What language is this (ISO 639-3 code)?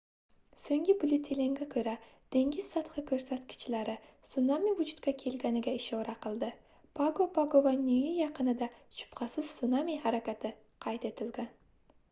uzb